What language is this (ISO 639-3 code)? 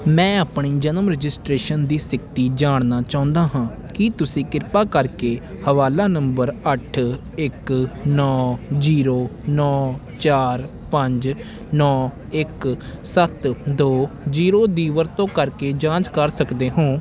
pan